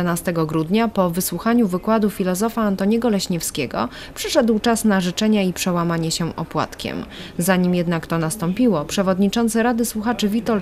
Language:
Polish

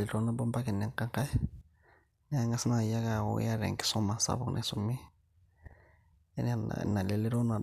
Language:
Masai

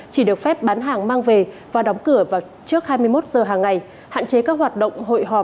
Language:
Vietnamese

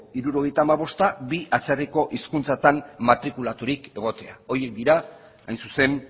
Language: Basque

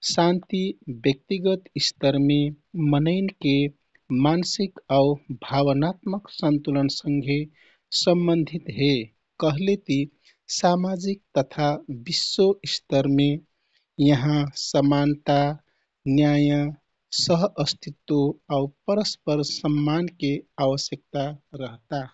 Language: Kathoriya Tharu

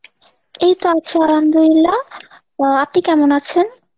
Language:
Bangla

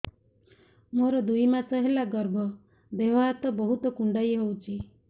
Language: Odia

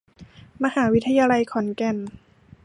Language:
Thai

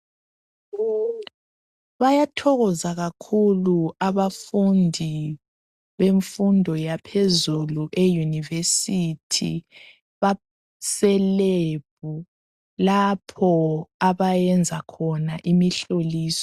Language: North Ndebele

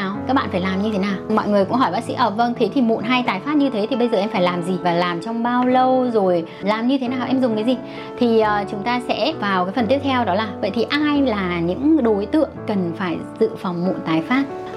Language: Vietnamese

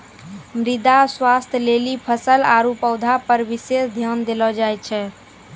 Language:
Maithili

